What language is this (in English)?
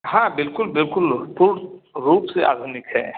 Hindi